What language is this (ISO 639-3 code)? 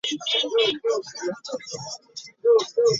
lug